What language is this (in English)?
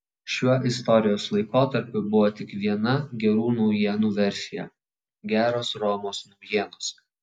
Lithuanian